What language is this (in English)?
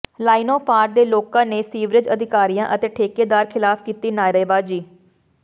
Punjabi